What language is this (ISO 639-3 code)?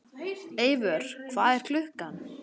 isl